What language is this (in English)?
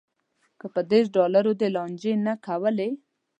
Pashto